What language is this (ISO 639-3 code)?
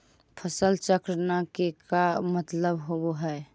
mag